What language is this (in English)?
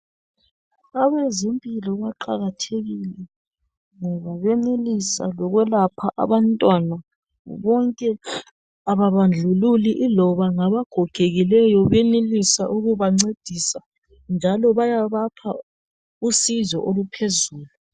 North Ndebele